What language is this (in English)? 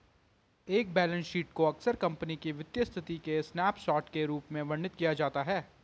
Hindi